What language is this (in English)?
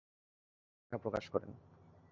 Bangla